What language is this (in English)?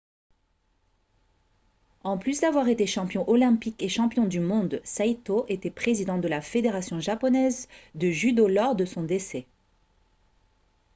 French